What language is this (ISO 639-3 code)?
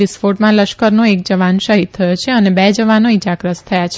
guj